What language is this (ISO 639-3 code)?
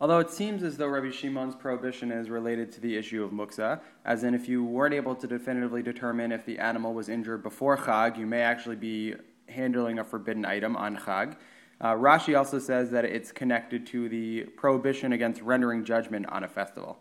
eng